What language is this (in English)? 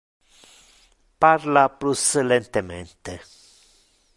Interlingua